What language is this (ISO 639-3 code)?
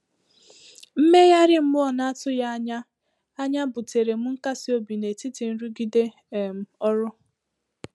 ibo